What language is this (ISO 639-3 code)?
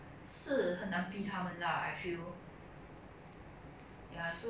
eng